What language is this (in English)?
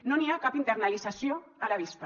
Catalan